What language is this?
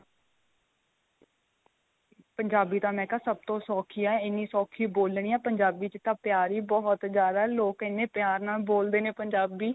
Punjabi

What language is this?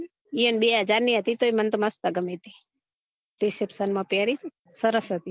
Gujarati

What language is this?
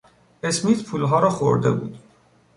Persian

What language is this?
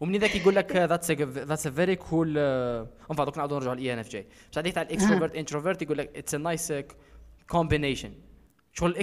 Arabic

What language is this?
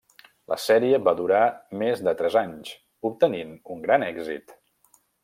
Catalan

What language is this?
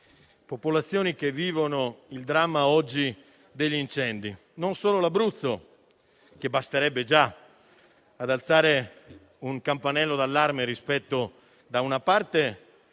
Italian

